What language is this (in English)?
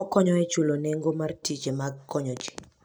Luo (Kenya and Tanzania)